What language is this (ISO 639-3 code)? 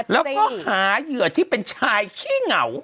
tha